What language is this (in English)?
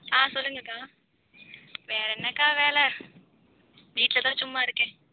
Tamil